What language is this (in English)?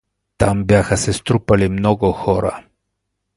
Bulgarian